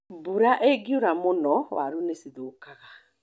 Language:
Kikuyu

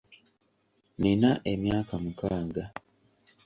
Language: Ganda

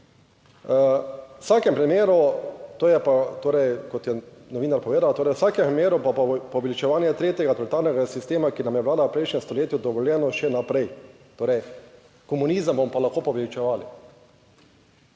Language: Slovenian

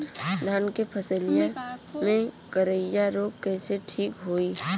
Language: Bhojpuri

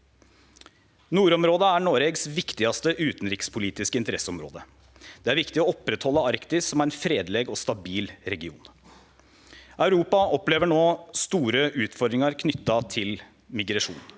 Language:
Norwegian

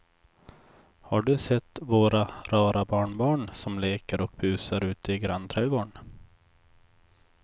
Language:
Swedish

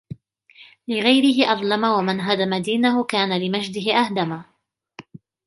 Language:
Arabic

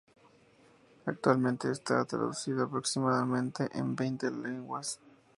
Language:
Spanish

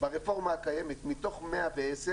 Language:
Hebrew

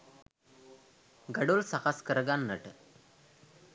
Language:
Sinhala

